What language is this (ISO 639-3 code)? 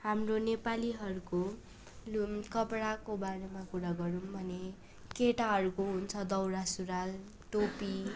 nep